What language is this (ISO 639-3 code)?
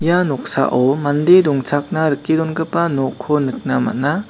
grt